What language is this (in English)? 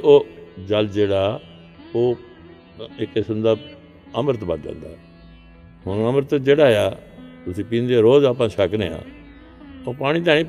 Punjabi